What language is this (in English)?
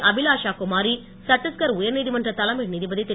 Tamil